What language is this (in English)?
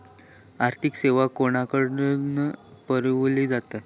Marathi